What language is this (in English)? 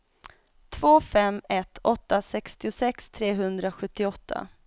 Swedish